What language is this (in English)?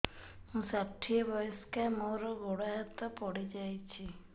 Odia